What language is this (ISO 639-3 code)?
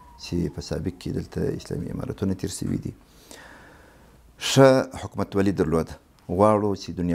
ara